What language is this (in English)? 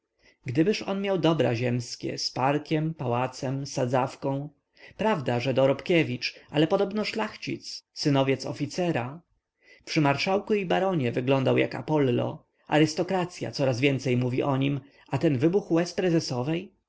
Polish